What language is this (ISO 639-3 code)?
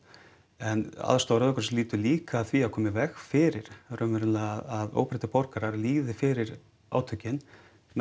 isl